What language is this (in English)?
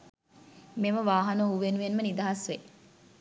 Sinhala